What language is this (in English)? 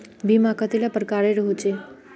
Magahi